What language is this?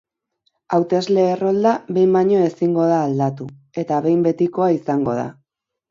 Basque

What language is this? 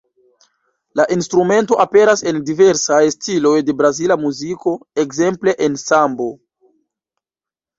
Esperanto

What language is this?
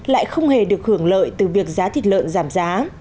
Vietnamese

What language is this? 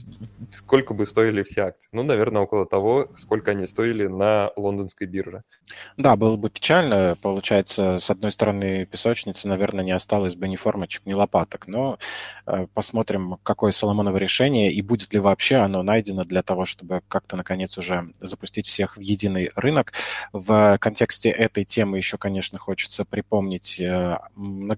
Russian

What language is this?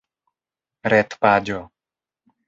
Esperanto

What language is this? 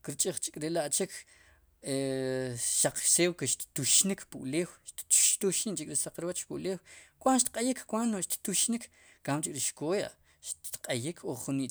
Sipacapense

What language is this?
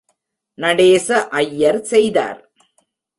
Tamil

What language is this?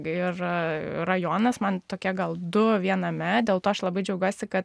Lithuanian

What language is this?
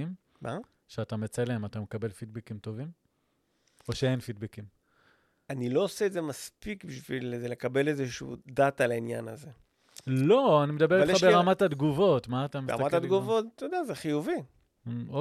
Hebrew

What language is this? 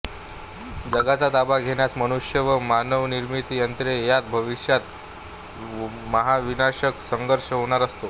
Marathi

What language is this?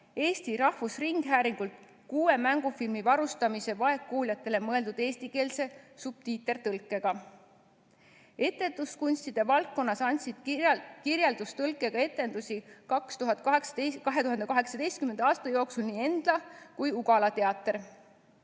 Estonian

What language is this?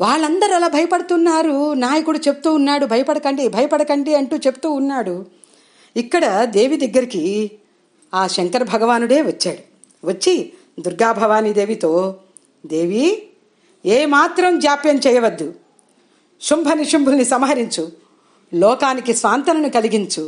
Telugu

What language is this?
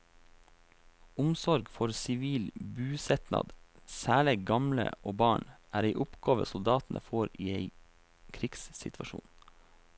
Norwegian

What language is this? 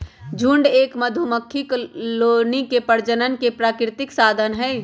Magahi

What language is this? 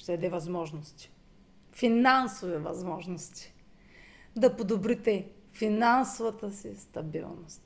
Bulgarian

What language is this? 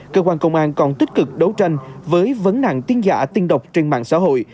Vietnamese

